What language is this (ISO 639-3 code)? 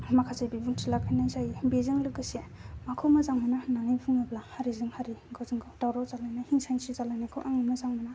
brx